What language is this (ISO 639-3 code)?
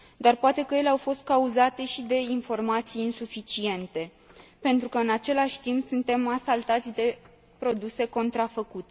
ron